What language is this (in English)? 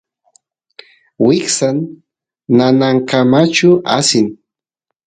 Santiago del Estero Quichua